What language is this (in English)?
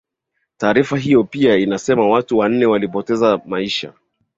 Swahili